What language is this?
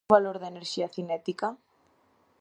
Galician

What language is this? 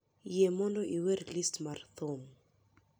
Luo (Kenya and Tanzania)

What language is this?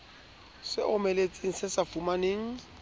Southern Sotho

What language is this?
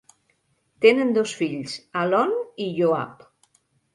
Catalan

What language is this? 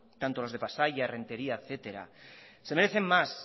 Spanish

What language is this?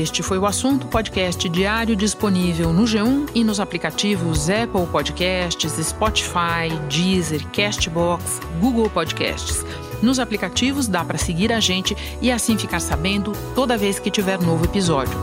Portuguese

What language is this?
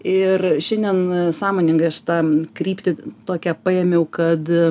Lithuanian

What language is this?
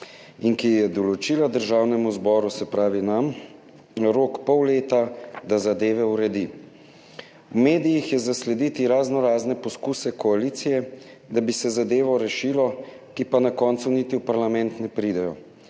Slovenian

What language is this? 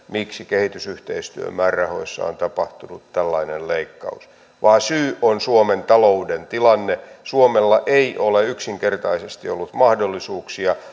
Finnish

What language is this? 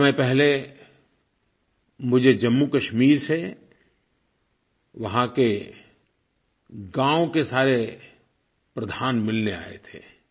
Hindi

